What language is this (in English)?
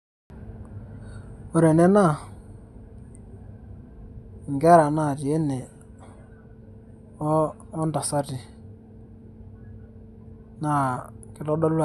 Masai